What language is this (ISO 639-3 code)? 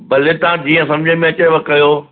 snd